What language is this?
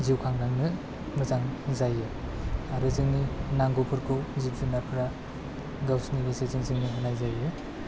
Bodo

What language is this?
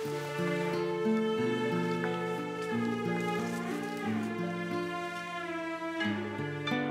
Turkish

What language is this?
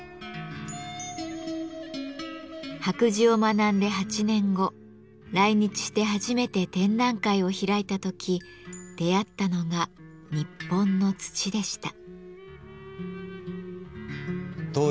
Japanese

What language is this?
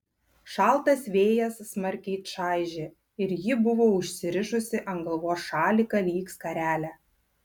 Lithuanian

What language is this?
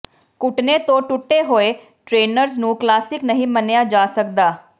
Punjabi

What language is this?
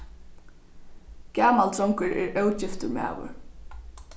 Faroese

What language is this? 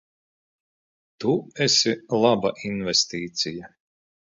Latvian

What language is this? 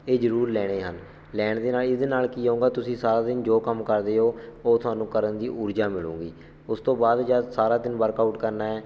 Punjabi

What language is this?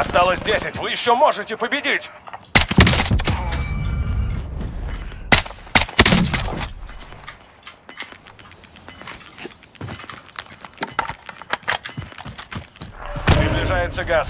Russian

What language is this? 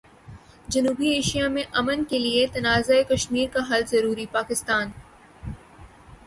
Urdu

